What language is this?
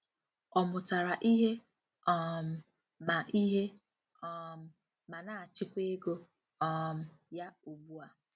Igbo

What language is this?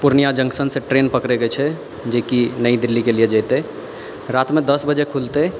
Maithili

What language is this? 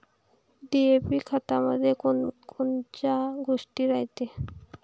Marathi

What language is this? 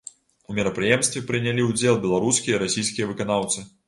Belarusian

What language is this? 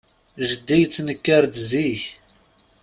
Kabyle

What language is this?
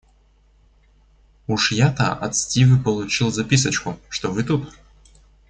Russian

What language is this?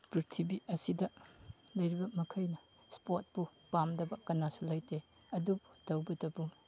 Manipuri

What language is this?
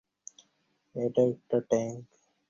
Bangla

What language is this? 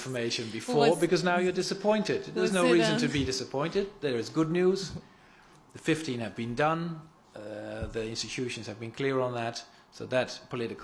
English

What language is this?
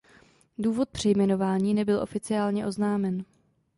Czech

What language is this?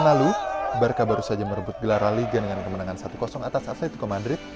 Indonesian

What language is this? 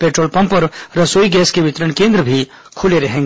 Hindi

